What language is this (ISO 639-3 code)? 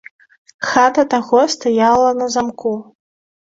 bel